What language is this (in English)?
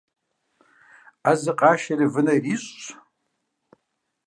Kabardian